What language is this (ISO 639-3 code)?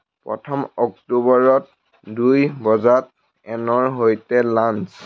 asm